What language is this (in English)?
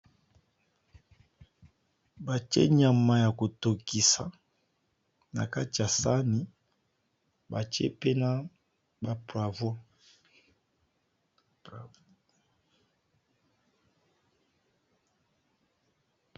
Lingala